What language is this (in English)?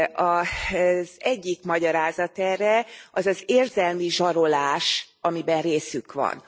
Hungarian